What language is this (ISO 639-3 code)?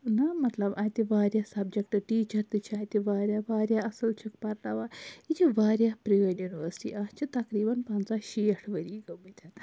kas